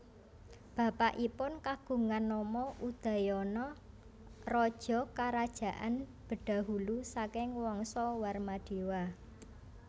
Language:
Javanese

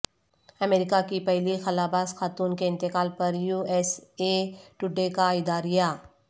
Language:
Urdu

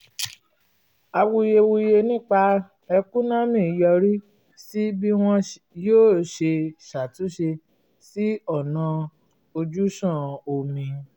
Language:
Yoruba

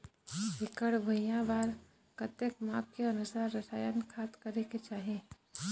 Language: Chhattisgarhi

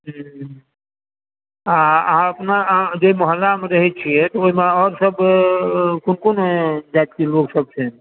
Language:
Maithili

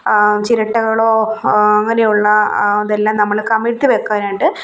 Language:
Malayalam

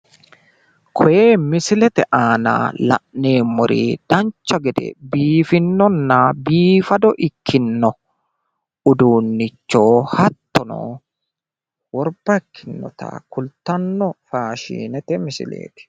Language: Sidamo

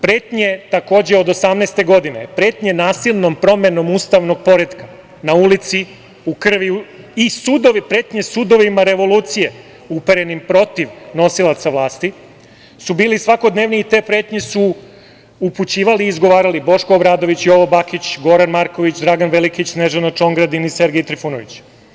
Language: Serbian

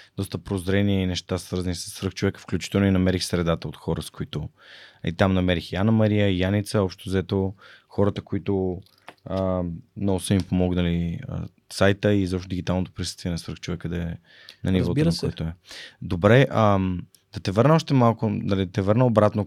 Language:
Bulgarian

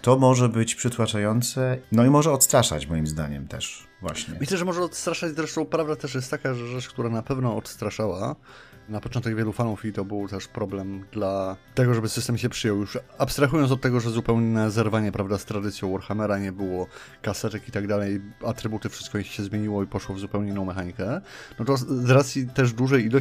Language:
Polish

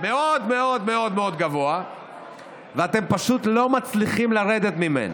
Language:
Hebrew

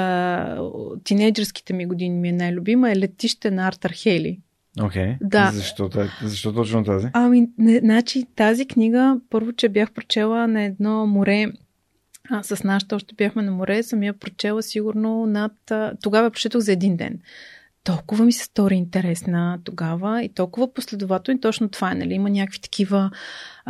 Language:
Bulgarian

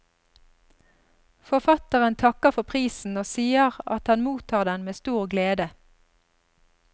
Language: Norwegian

